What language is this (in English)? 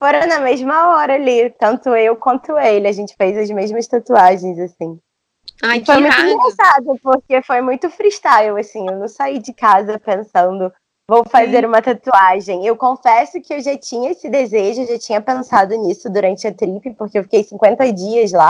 Portuguese